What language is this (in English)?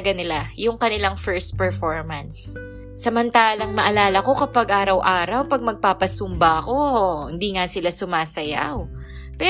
Filipino